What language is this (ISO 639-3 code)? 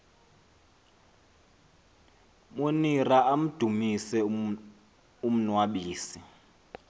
xho